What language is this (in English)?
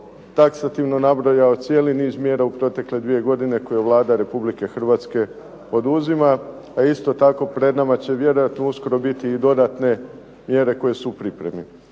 Croatian